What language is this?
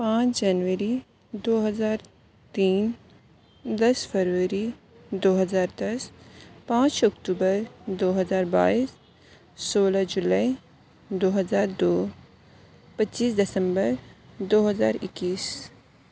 Urdu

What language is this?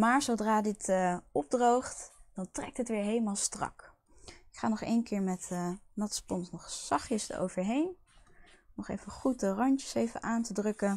Dutch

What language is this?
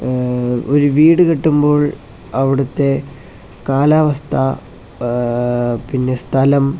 Malayalam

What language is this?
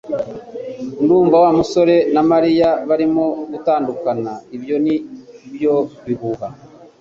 Kinyarwanda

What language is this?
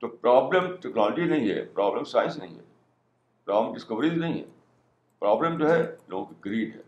Urdu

